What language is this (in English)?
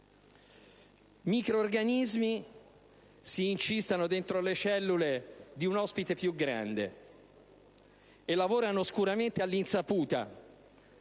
Italian